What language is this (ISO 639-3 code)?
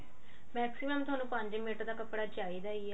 pan